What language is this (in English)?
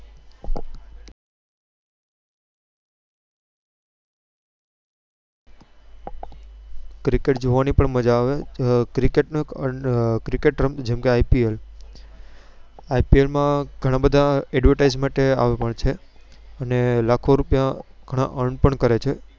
Gujarati